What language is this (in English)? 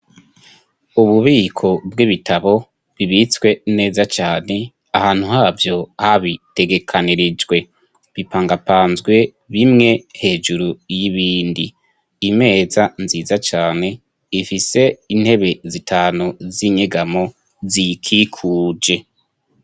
Rundi